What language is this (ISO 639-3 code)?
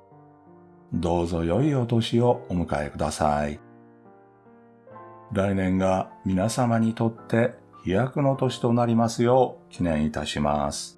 jpn